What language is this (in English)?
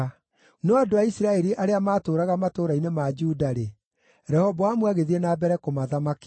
Kikuyu